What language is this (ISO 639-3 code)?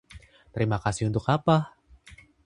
ind